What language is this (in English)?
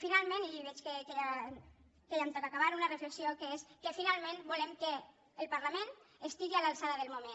Catalan